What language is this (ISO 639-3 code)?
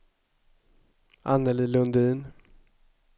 swe